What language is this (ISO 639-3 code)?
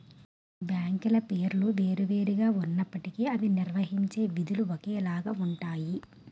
tel